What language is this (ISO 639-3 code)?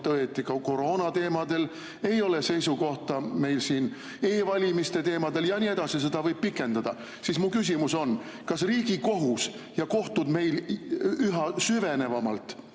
est